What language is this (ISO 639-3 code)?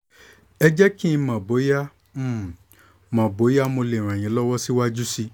yor